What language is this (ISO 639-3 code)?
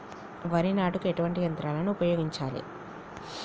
tel